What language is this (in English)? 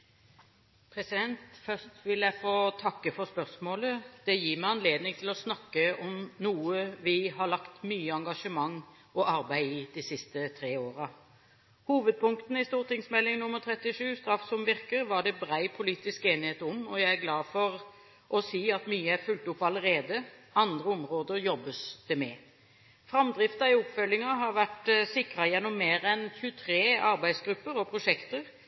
Norwegian Bokmål